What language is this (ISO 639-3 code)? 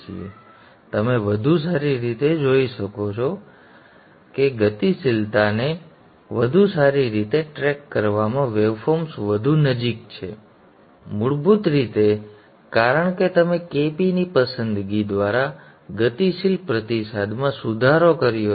guj